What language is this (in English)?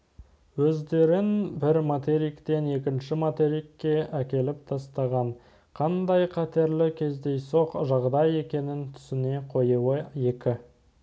Kazakh